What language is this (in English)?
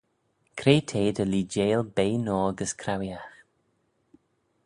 Manx